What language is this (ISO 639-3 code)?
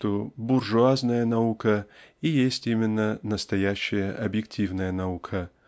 rus